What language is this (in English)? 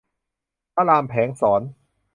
Thai